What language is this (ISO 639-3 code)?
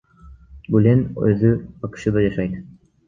kir